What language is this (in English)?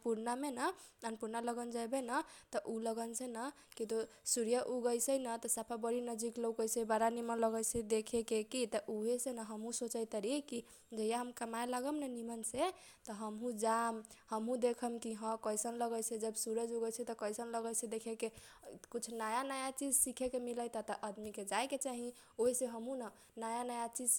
Kochila Tharu